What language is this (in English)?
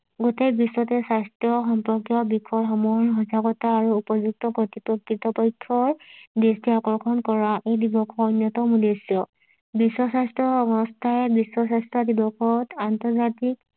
Assamese